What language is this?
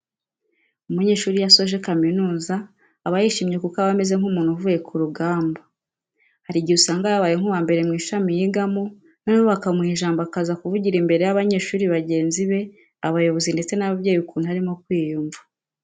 Kinyarwanda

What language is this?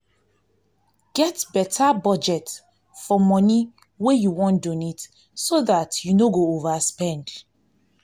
Nigerian Pidgin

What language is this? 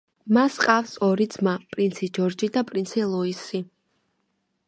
Georgian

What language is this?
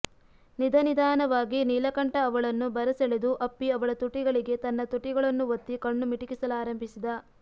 Kannada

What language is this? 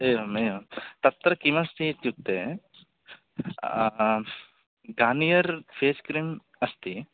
Sanskrit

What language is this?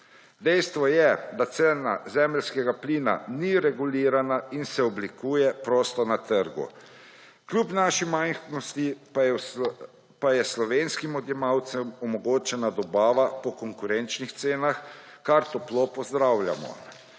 Slovenian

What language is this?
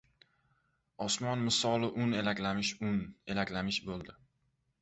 Uzbek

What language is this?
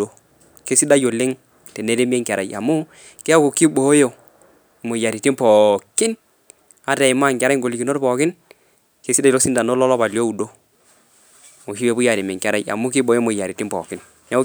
Masai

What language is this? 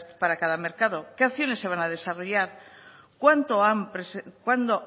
Spanish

